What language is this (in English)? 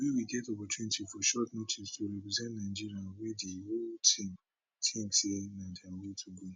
Nigerian Pidgin